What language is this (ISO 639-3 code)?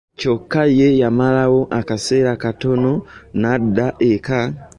lug